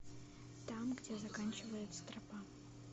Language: Russian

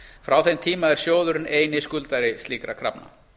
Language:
Icelandic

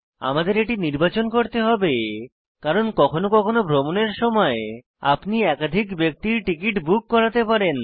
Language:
Bangla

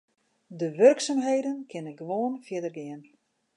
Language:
Western Frisian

